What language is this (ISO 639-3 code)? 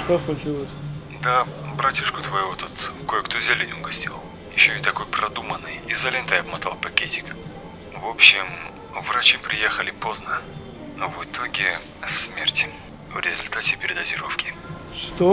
rus